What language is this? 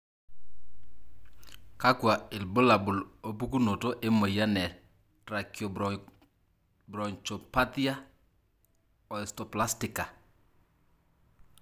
Masai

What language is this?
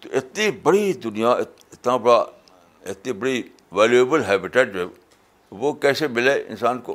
Urdu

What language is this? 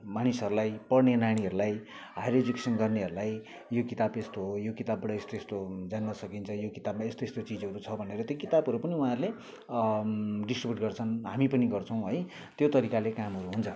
Nepali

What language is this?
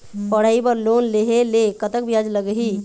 Chhattisgarhi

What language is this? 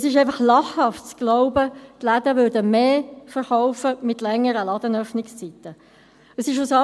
Swiss German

